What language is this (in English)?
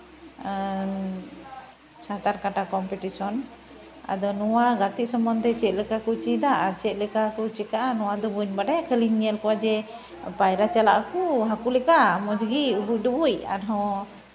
Santali